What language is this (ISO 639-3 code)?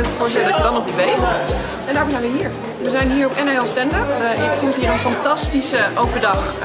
nld